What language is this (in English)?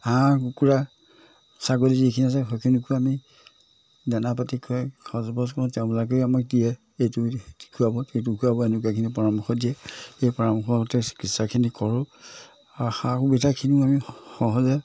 Assamese